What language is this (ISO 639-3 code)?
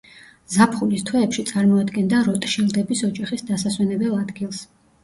kat